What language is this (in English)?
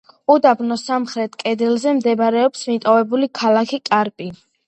Georgian